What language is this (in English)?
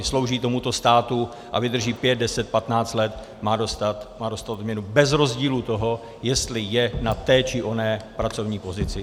Czech